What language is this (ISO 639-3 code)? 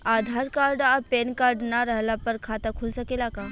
bho